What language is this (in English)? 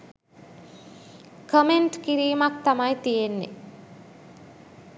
Sinhala